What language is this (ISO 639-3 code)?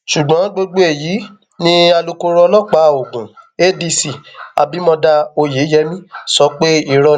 yor